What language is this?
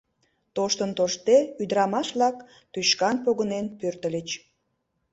Mari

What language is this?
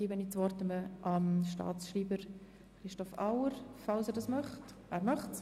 Swiss German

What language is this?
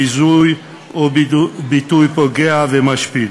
Hebrew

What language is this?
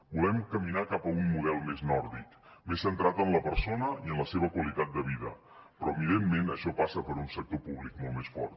Catalan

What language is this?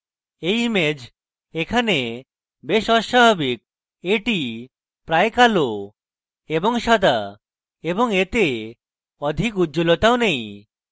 Bangla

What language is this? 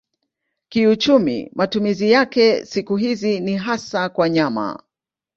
Swahili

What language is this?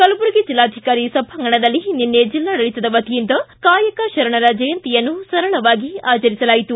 Kannada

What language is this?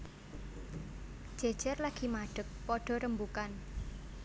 Javanese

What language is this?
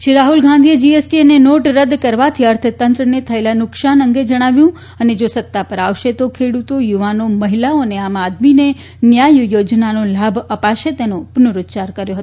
Gujarati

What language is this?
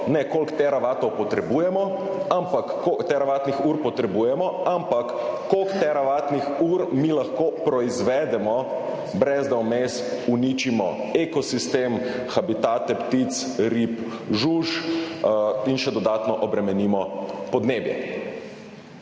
Slovenian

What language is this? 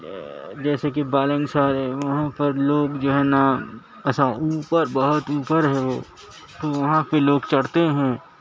Urdu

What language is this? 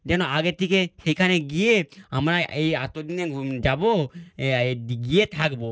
Bangla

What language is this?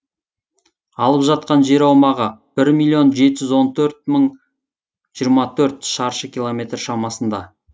Kazakh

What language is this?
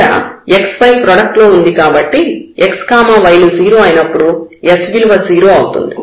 Telugu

